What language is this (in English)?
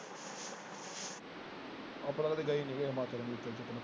Punjabi